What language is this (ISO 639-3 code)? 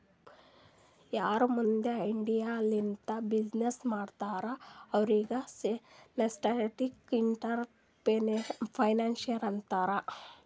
kan